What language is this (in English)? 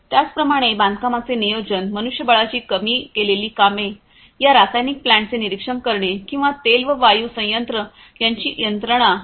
Marathi